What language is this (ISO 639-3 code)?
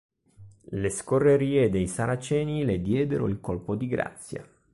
ita